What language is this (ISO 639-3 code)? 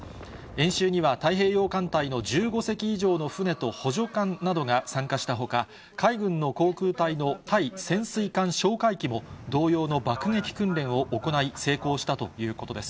jpn